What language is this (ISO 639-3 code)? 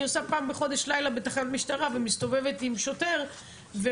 heb